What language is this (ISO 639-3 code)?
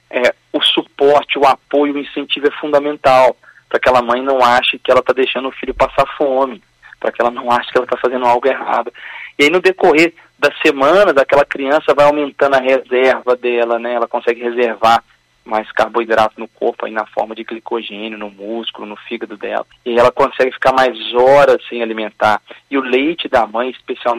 por